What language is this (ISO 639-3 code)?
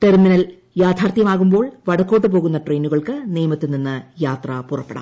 mal